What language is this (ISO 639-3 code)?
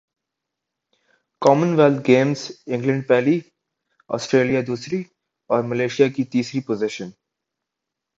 urd